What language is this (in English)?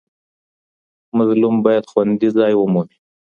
Pashto